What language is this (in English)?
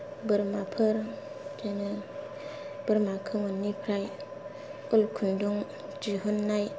Bodo